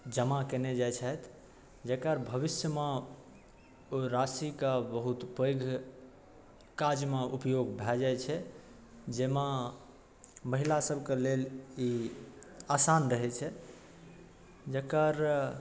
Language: Maithili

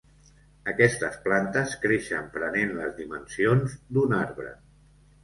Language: Catalan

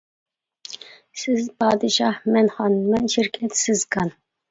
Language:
Uyghur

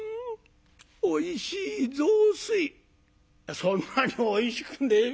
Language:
Japanese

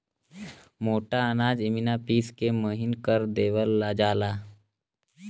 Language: Bhojpuri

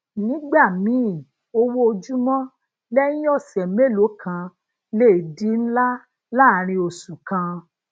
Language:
Yoruba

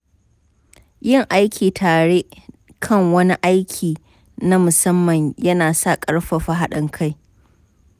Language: Hausa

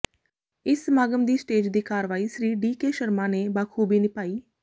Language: Punjabi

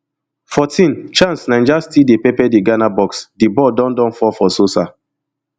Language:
Nigerian Pidgin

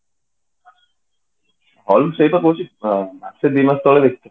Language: Odia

